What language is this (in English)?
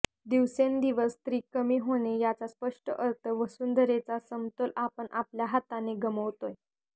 Marathi